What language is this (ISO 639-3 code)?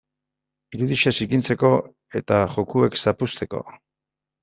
eus